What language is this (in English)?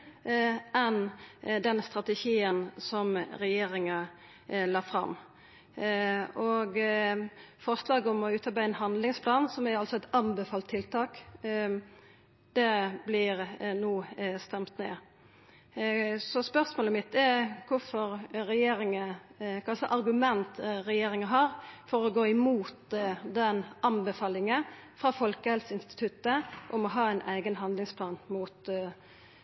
Norwegian Nynorsk